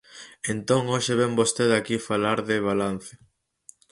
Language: Galician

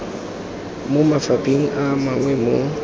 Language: Tswana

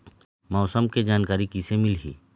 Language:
Chhattisgarhi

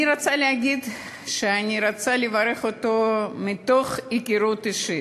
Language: Hebrew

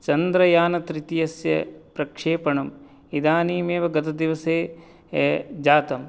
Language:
Sanskrit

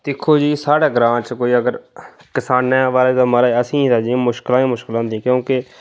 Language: Dogri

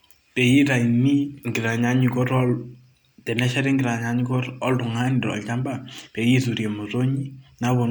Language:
Masai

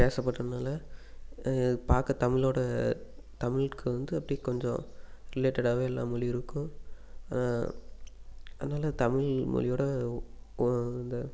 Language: Tamil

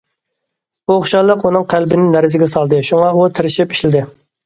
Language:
Uyghur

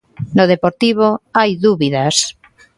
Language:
Galician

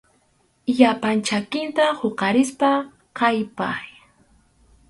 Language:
Arequipa-La Unión Quechua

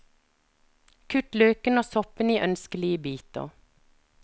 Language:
Norwegian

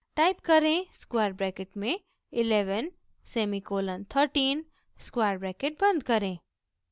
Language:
Hindi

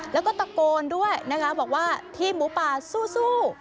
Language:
Thai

